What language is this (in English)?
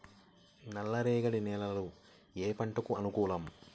Telugu